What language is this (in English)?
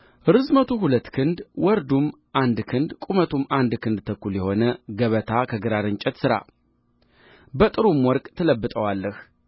Amharic